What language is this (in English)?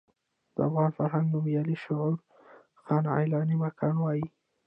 Pashto